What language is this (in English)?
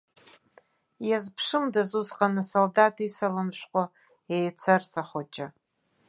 Abkhazian